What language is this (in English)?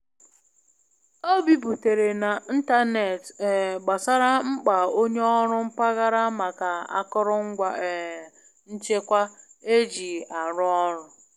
Igbo